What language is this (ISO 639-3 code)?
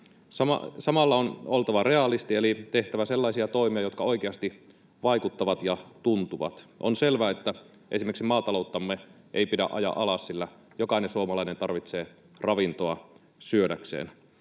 fin